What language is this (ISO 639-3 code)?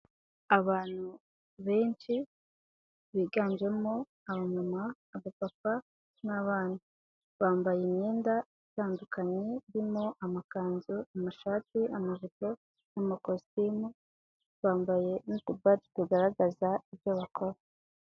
kin